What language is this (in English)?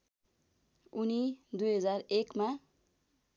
Nepali